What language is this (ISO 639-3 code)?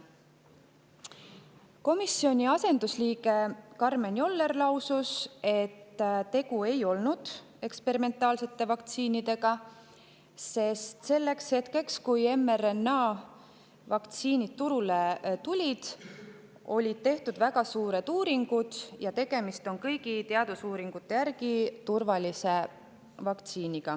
est